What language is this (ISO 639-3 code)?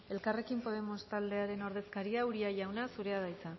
eus